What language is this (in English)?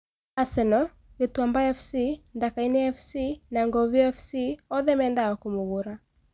Kikuyu